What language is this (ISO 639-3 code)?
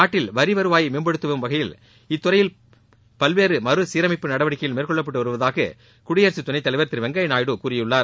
tam